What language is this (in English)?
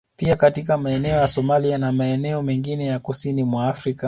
Swahili